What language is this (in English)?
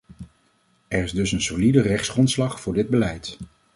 Dutch